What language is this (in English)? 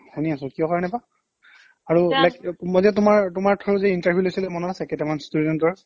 Assamese